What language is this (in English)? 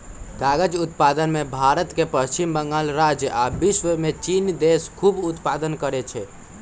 Magahi